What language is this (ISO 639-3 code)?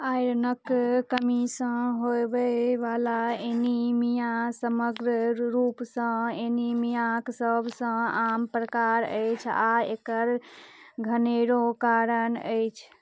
mai